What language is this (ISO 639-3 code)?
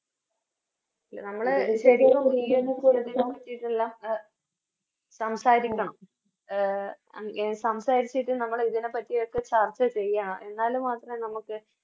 mal